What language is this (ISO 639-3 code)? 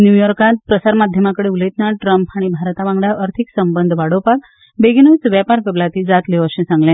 kok